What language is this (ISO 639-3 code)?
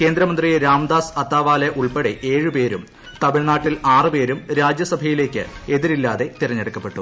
mal